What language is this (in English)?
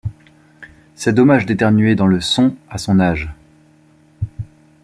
French